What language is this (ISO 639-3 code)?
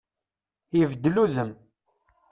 kab